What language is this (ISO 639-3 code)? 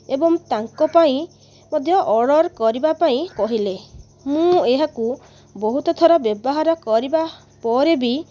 ori